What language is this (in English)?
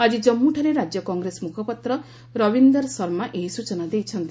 Odia